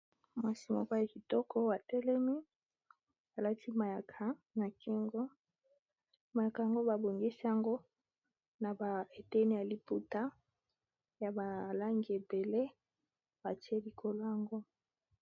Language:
Lingala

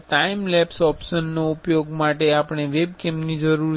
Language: Gujarati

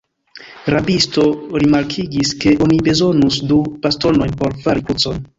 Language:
Esperanto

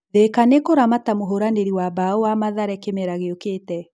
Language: Kikuyu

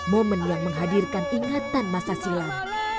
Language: Indonesian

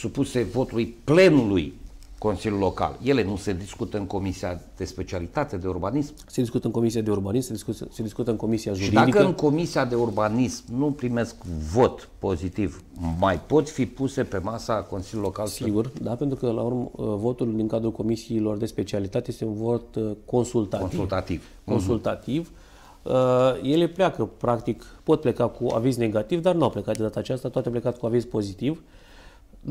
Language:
Romanian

